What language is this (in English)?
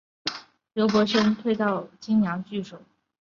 Chinese